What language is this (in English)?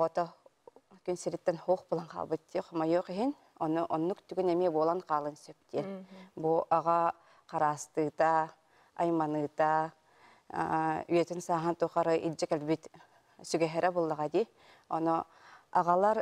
Arabic